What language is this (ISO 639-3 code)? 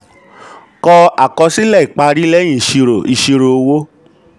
yor